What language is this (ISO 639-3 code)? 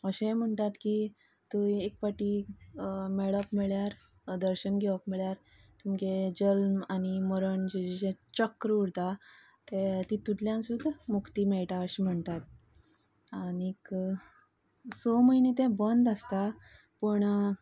kok